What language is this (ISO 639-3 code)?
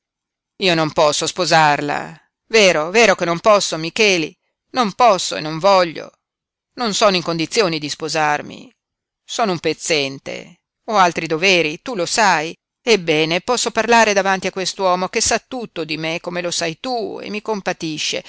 ita